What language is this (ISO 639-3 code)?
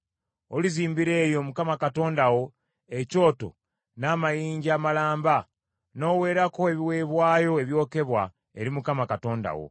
lug